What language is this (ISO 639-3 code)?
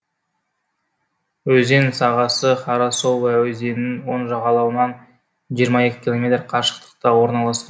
kaz